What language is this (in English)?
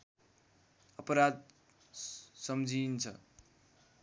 Nepali